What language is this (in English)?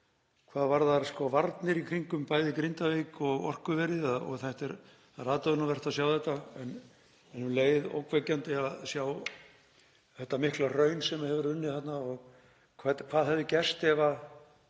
Icelandic